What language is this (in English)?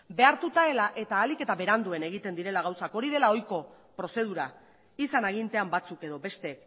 Basque